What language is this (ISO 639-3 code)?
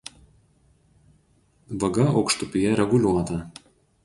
lit